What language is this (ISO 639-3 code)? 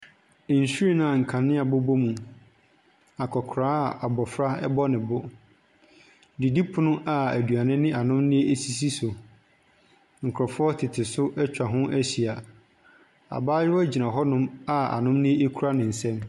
aka